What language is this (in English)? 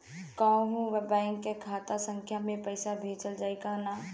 Bhojpuri